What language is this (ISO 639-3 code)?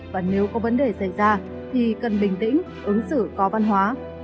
vie